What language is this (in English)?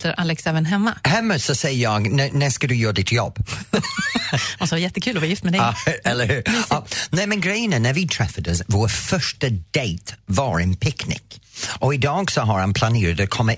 Swedish